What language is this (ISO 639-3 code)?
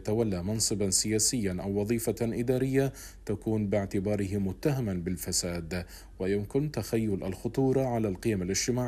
ara